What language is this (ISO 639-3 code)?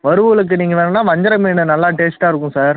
tam